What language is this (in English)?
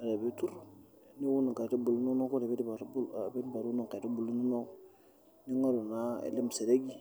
Masai